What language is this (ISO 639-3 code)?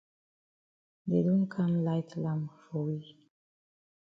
wes